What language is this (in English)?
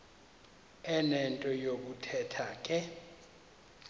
Xhosa